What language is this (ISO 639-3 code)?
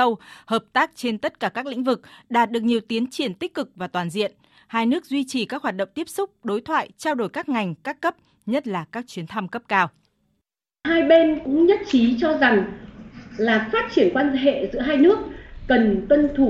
vie